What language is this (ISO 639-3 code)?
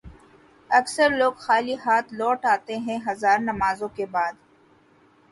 urd